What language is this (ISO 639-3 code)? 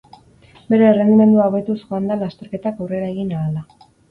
eus